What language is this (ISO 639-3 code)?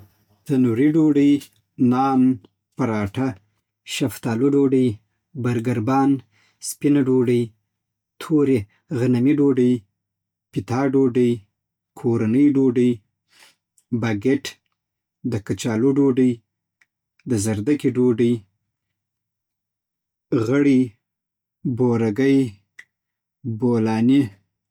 pbt